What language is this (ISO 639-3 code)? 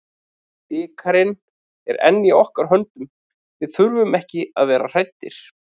isl